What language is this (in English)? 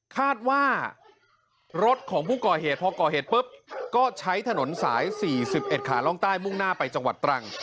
Thai